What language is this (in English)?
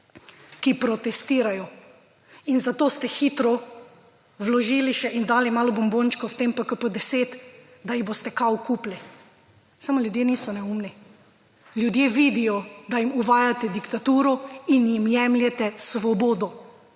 Slovenian